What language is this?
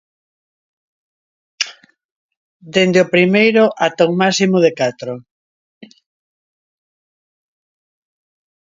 Galician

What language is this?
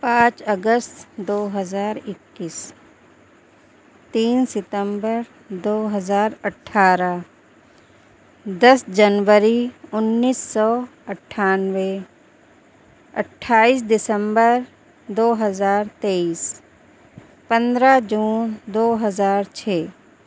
Urdu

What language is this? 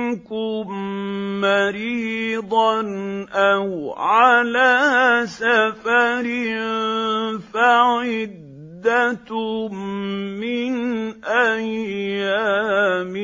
Arabic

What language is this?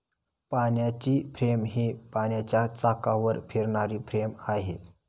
Marathi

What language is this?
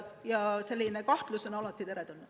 Estonian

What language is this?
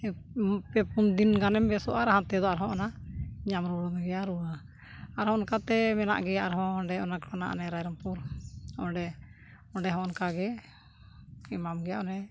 Santali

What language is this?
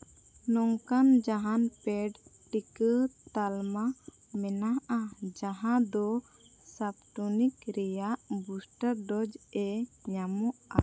Santali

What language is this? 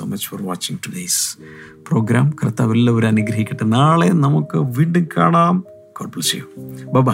Malayalam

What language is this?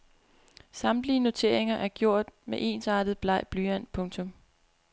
Danish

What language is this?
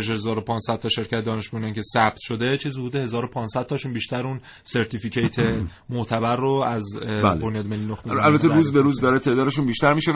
Persian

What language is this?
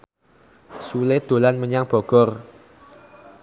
Javanese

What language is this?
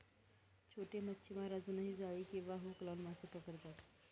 Marathi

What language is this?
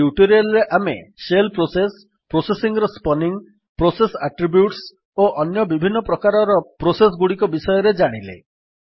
Odia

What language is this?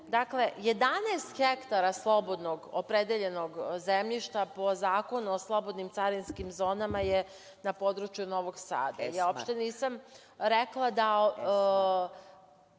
Serbian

